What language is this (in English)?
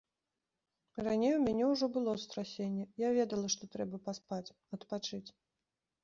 Belarusian